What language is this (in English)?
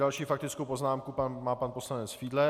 Czech